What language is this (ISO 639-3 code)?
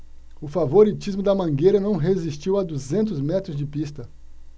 por